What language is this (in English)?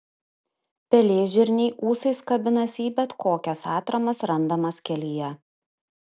Lithuanian